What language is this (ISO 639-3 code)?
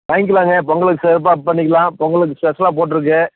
tam